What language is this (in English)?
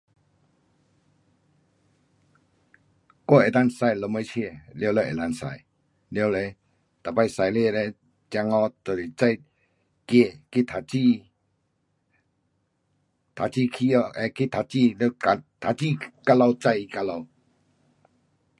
Pu-Xian Chinese